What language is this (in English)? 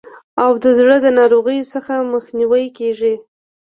Pashto